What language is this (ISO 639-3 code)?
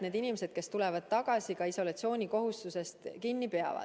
est